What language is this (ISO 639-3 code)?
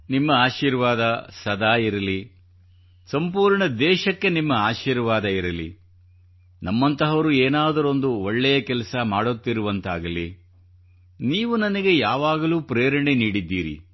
kan